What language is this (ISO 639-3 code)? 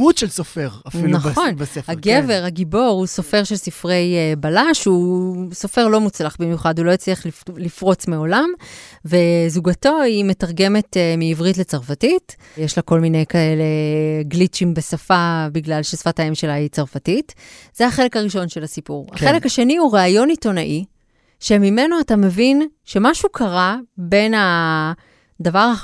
heb